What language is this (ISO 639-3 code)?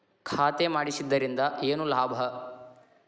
kan